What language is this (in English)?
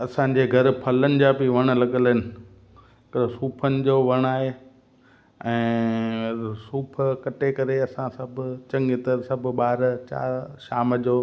Sindhi